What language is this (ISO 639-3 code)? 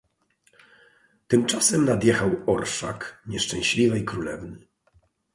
pol